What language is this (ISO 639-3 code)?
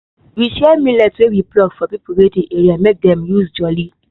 pcm